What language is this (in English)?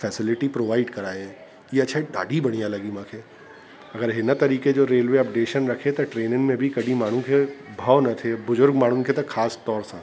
Sindhi